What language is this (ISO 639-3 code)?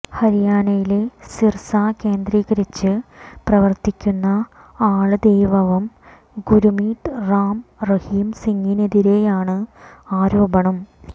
mal